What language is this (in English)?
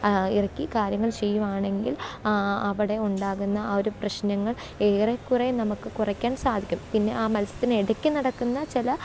Malayalam